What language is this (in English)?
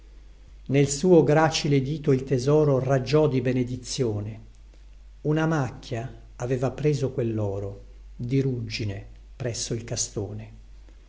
Italian